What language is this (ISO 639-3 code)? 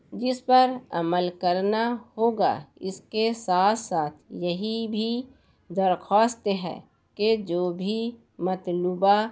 urd